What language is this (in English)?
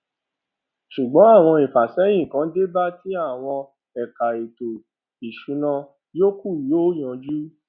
Yoruba